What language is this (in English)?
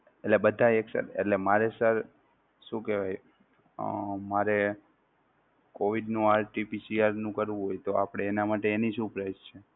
Gujarati